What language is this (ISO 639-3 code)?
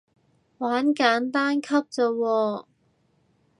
yue